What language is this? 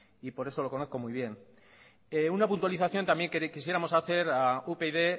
Spanish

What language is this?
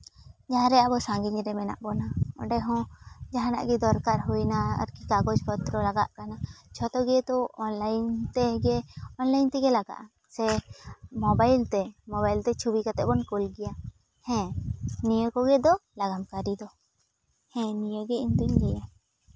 Santali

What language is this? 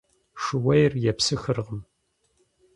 Kabardian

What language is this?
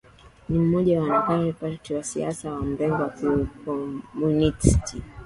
Swahili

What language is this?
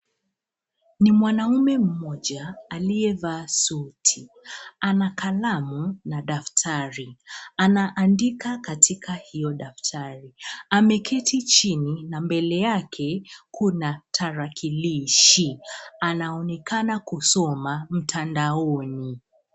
Swahili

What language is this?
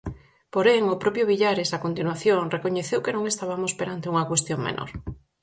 Galician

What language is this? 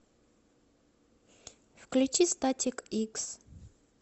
Russian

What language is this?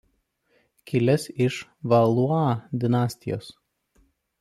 Lithuanian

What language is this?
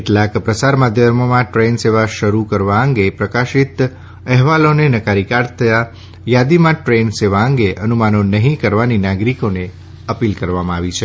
Gujarati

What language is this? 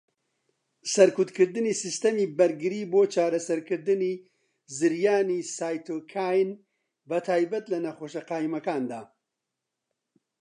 Central Kurdish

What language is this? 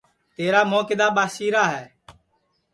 Sansi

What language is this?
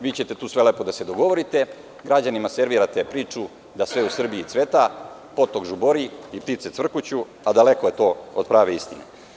Serbian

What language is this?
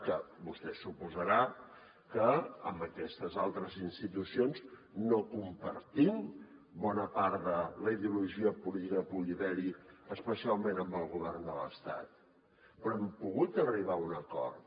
Catalan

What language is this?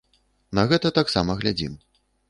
Belarusian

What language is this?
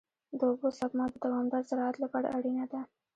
Pashto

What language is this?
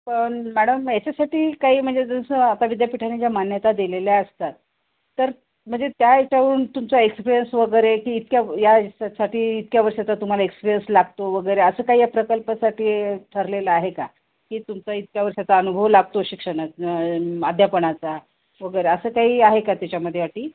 Marathi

